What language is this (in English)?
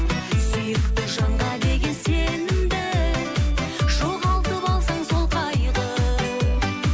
Kazakh